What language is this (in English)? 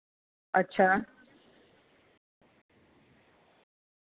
Dogri